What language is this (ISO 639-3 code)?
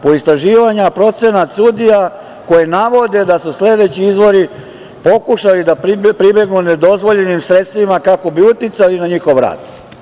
srp